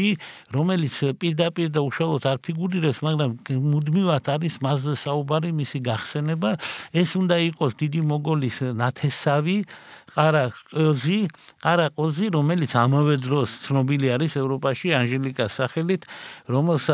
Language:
Romanian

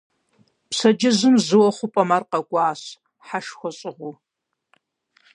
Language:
Kabardian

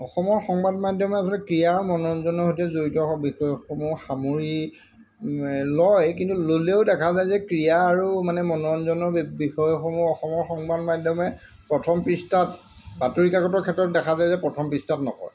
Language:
Assamese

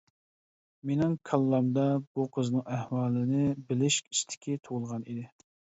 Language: Uyghur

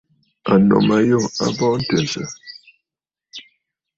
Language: Bafut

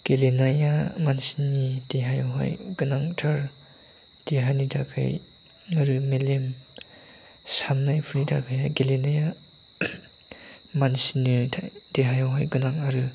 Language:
Bodo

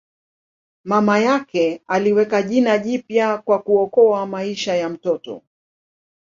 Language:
Swahili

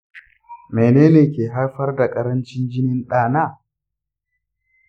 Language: Hausa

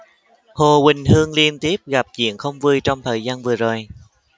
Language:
Vietnamese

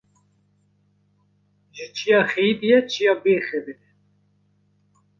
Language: Kurdish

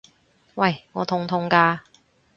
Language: Cantonese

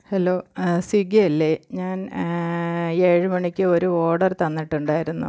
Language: Malayalam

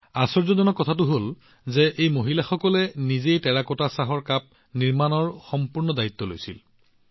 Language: Assamese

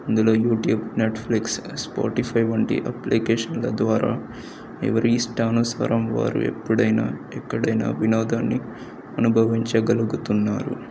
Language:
Telugu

